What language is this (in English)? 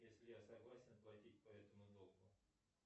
Russian